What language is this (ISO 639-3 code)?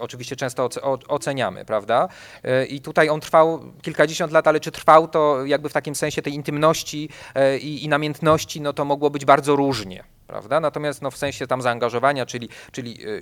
pol